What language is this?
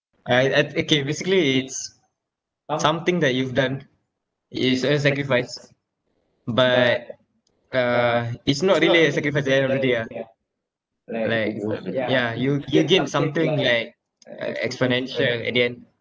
English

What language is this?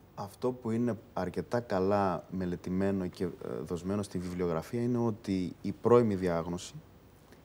Greek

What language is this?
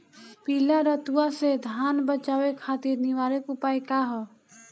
Bhojpuri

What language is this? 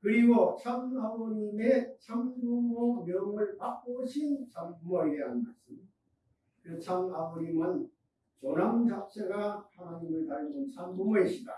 Korean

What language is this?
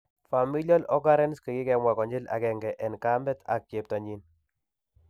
Kalenjin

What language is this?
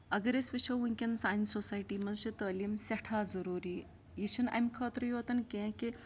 Kashmiri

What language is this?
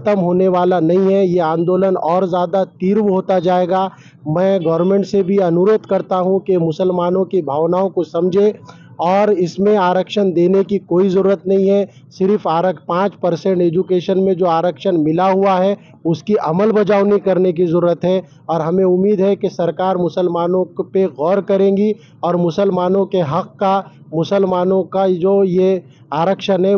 Marathi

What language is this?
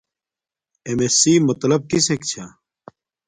Domaaki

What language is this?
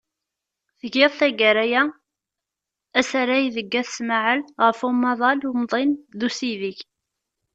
Kabyle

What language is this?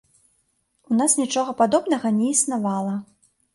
Belarusian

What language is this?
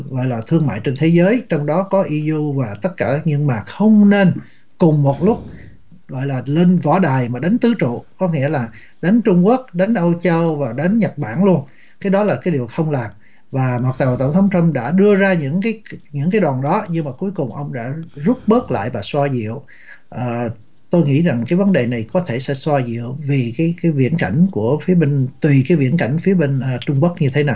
Vietnamese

